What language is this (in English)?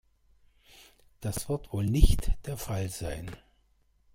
German